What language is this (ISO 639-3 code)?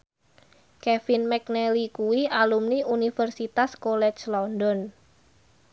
jav